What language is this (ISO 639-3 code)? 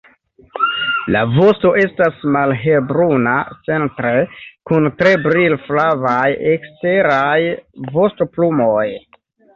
epo